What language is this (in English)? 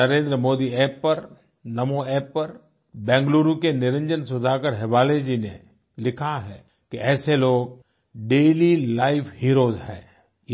Hindi